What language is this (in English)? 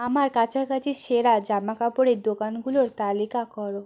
Bangla